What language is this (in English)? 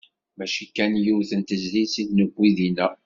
Kabyle